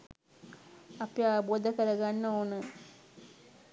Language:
Sinhala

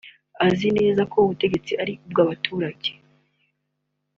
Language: Kinyarwanda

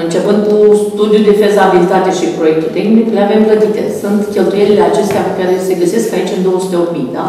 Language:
Romanian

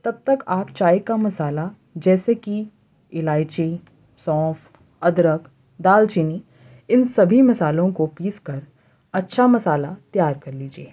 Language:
Urdu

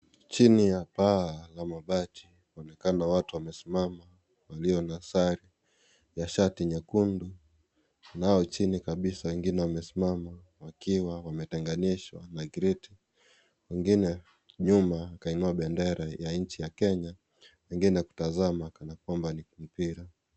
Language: Swahili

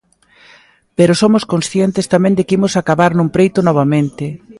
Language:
Galician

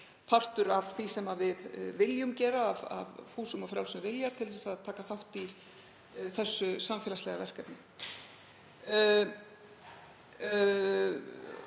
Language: Icelandic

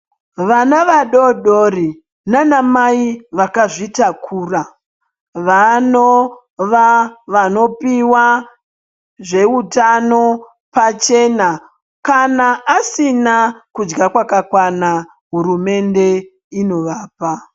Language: Ndau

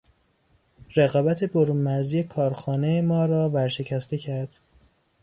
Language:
Persian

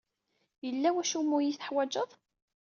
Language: Kabyle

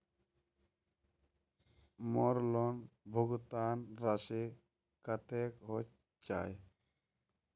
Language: Magahi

